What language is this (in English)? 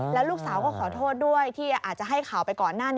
Thai